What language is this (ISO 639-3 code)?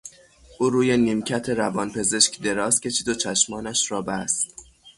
fas